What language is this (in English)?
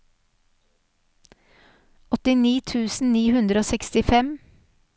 Norwegian